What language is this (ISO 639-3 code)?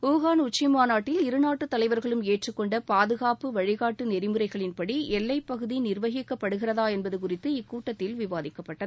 tam